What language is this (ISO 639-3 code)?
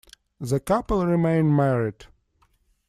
eng